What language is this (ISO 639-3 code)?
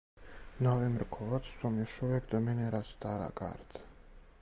srp